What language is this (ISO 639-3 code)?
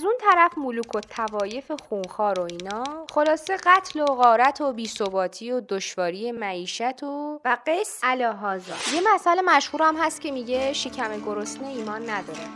fas